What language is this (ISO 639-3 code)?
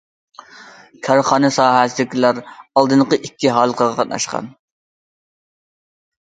uig